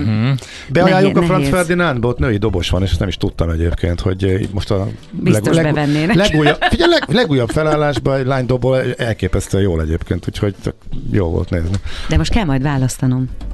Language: Hungarian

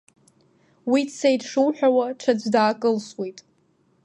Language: Abkhazian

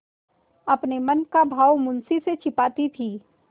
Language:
Hindi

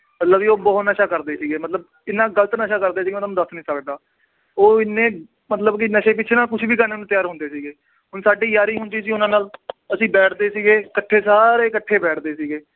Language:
Punjabi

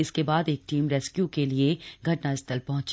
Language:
Hindi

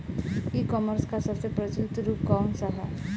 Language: Bhojpuri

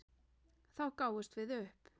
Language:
Icelandic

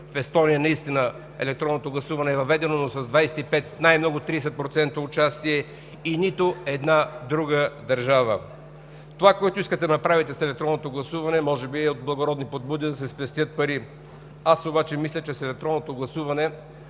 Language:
Bulgarian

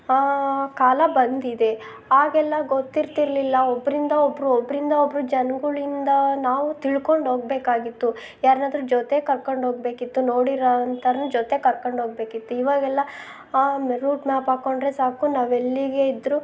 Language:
Kannada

